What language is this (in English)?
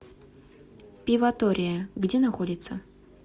Russian